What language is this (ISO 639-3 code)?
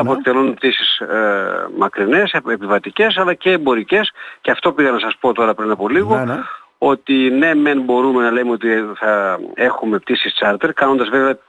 ell